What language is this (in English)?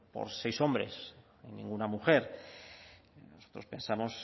Spanish